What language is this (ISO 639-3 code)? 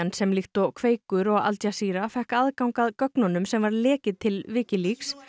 isl